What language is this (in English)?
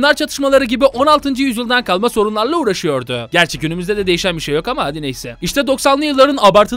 Turkish